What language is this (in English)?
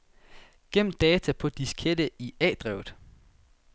Danish